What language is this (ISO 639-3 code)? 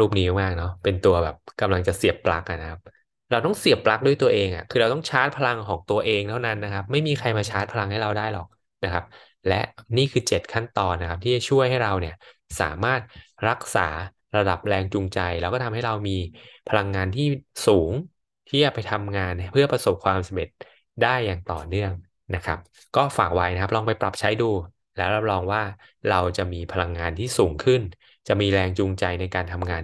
tha